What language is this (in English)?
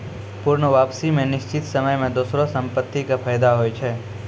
Maithili